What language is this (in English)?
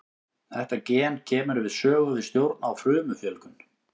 Icelandic